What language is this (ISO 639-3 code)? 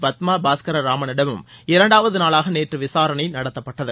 tam